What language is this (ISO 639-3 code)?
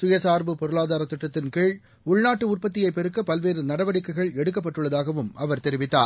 tam